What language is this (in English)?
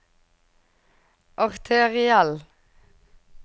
Norwegian